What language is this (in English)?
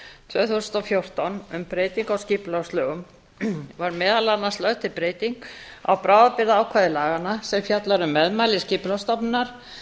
Icelandic